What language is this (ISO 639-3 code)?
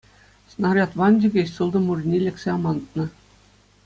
chv